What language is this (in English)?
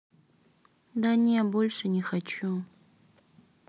Russian